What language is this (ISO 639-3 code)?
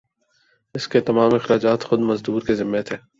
urd